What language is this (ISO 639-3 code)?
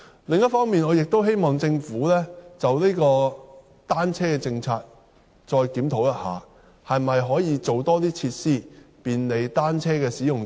yue